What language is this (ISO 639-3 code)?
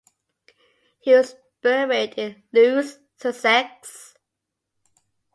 eng